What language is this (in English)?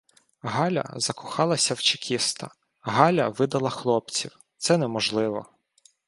Ukrainian